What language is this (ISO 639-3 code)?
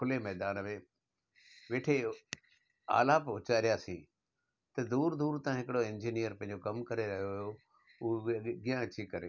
snd